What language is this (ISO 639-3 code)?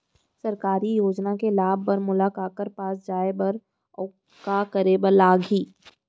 hne